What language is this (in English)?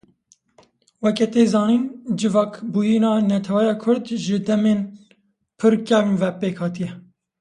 Kurdish